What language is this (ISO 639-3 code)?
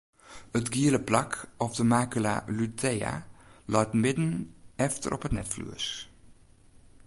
fry